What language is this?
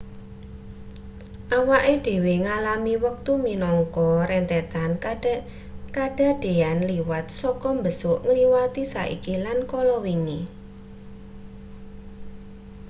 Javanese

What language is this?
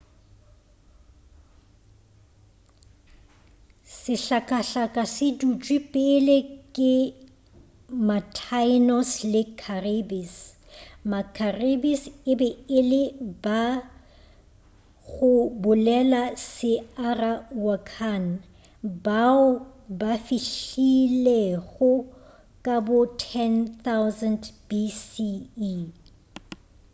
Northern Sotho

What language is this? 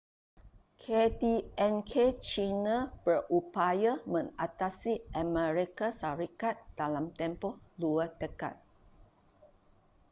Malay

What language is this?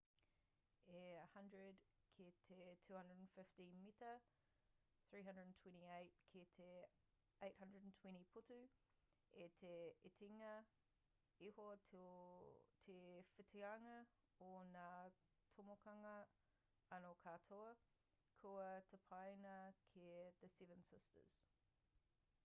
Māori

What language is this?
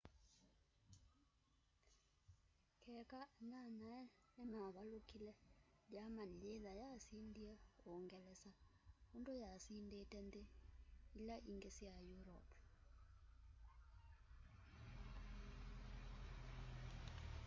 Kamba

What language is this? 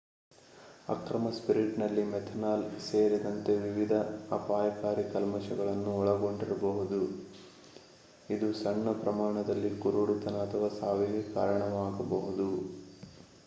Kannada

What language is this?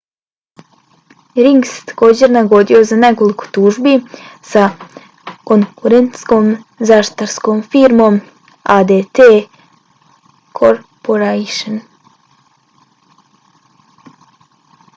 Bosnian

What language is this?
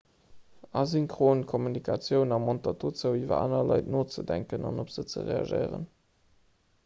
Luxembourgish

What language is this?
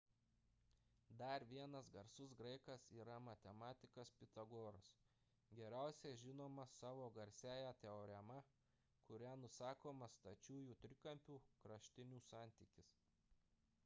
Lithuanian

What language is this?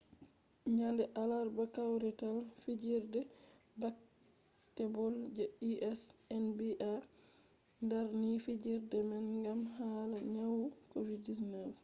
Fula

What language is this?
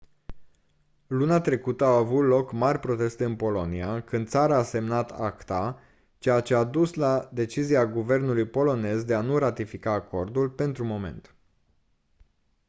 Romanian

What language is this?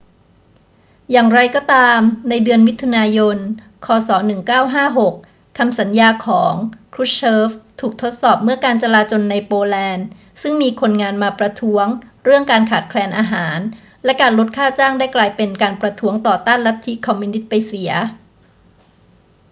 Thai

